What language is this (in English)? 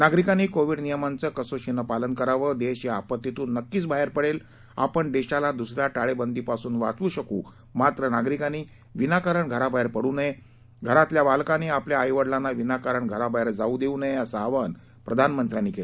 Marathi